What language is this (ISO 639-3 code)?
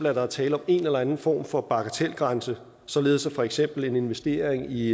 dan